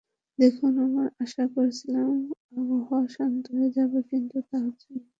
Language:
Bangla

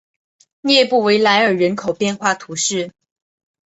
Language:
Chinese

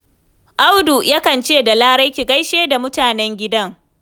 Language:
Hausa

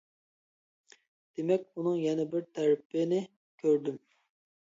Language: Uyghur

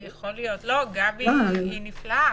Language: Hebrew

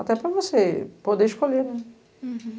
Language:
Portuguese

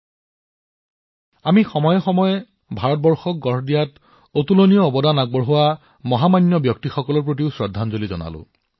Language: Assamese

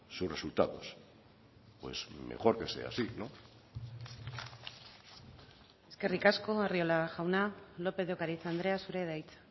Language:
Basque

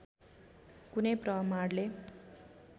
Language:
Nepali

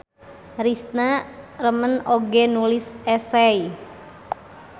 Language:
Sundanese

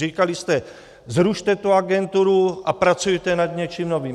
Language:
Czech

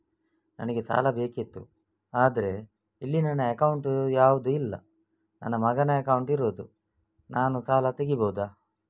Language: Kannada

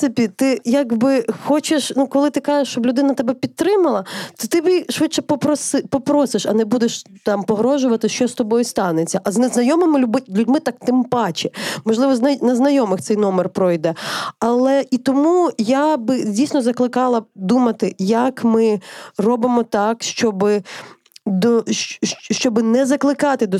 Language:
Ukrainian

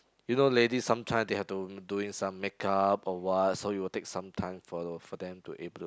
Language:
English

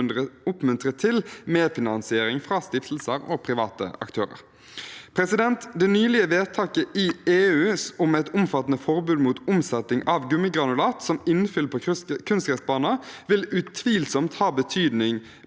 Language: Norwegian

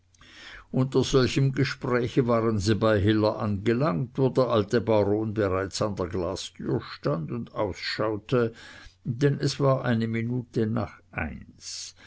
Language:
German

